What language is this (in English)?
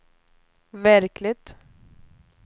Swedish